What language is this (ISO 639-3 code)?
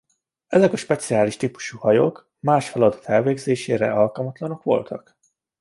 hun